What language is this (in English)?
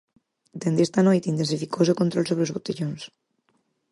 Galician